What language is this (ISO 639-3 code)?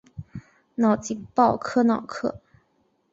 zho